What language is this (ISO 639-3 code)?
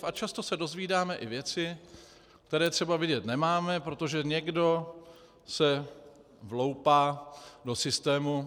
ces